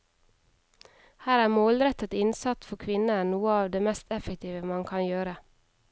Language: Norwegian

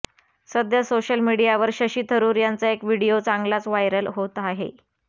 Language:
Marathi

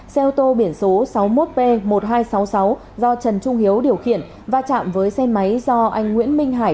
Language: Vietnamese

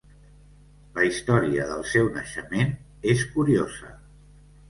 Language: Catalan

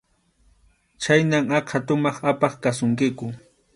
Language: Arequipa-La Unión Quechua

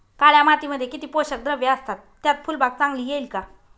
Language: Marathi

